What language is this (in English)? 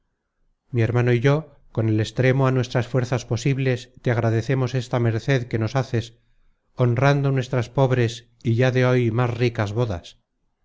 Spanish